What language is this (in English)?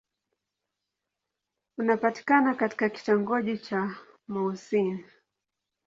Swahili